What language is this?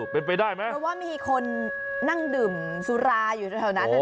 Thai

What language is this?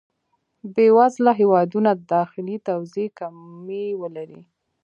Pashto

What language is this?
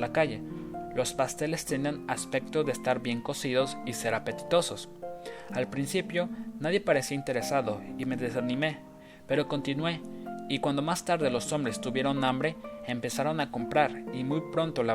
Spanish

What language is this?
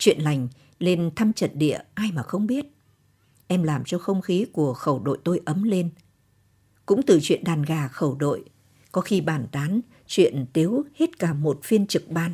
Vietnamese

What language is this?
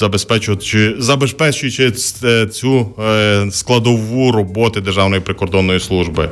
Ukrainian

